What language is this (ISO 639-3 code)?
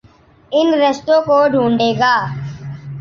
urd